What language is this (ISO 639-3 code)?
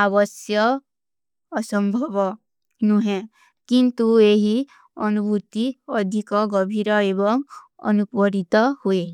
uki